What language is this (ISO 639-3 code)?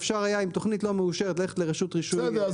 heb